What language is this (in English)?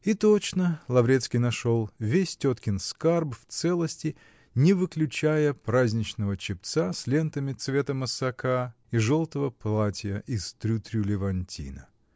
Russian